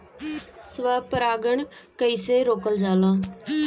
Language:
Bhojpuri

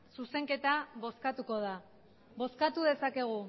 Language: Basque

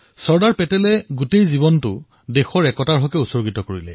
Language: Assamese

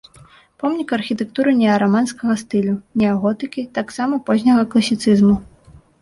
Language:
Belarusian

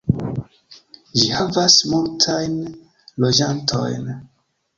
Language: Esperanto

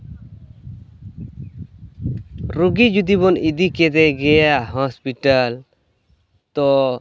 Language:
Santali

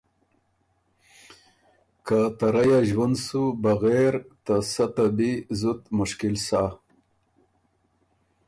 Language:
Ormuri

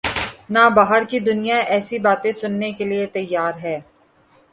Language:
Urdu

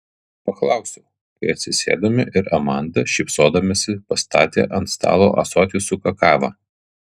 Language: Lithuanian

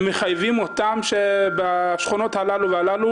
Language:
Hebrew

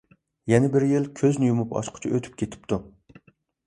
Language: Uyghur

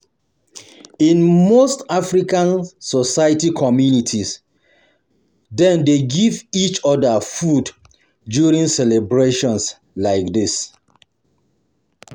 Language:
Nigerian Pidgin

